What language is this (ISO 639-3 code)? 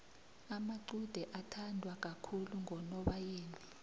nbl